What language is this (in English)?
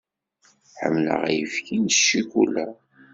Kabyle